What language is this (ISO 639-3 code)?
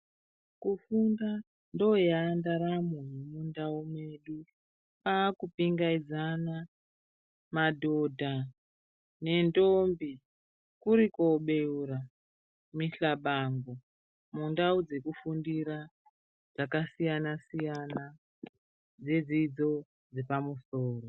ndc